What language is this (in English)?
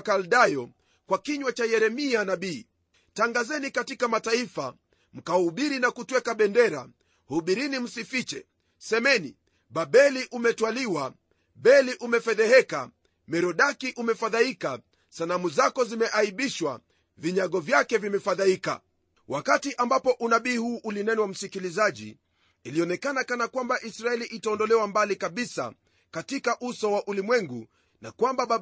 Swahili